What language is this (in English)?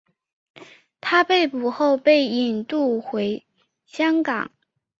Chinese